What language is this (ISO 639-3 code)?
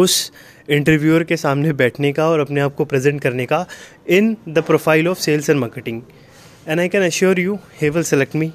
hin